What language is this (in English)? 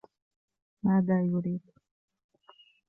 Arabic